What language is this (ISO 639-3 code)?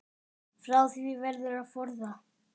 isl